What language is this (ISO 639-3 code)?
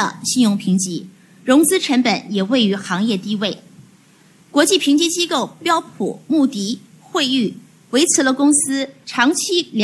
zho